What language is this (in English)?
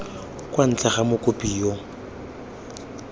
Tswana